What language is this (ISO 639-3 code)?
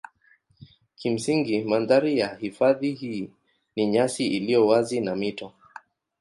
swa